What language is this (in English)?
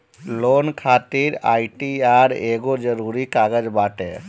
Bhojpuri